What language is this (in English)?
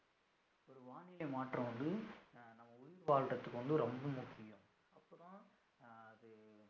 Tamil